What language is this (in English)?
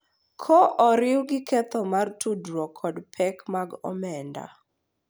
Luo (Kenya and Tanzania)